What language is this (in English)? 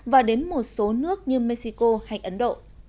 Vietnamese